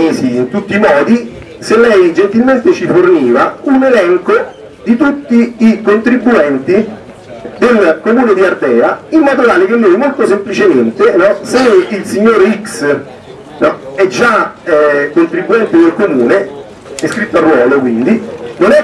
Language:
Italian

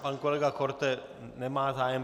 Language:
Czech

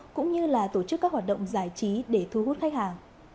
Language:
Vietnamese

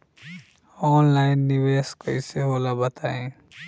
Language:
Bhojpuri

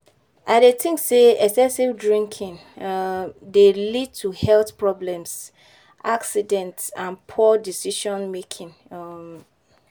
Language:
Nigerian Pidgin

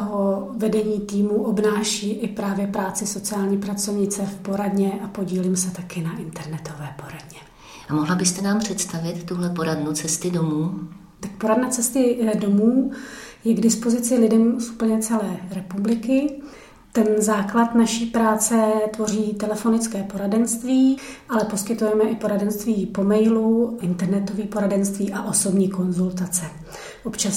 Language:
Czech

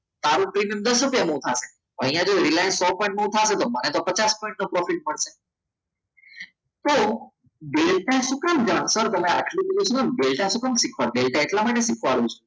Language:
Gujarati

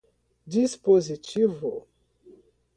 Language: Portuguese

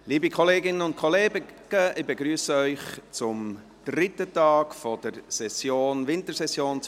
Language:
Swiss German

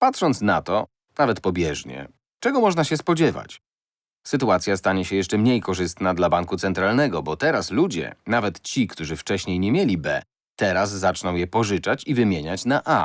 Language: Polish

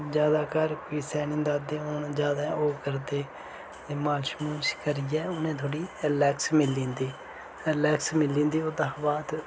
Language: Dogri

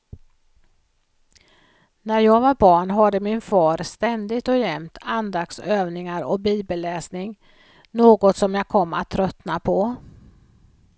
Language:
Swedish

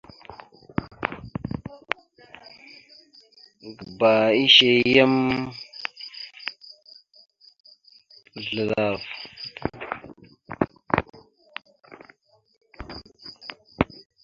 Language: Mada (Cameroon)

